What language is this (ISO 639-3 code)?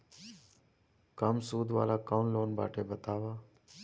bho